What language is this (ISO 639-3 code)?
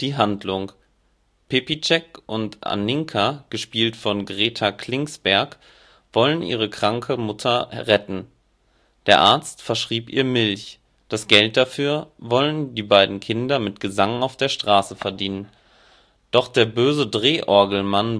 deu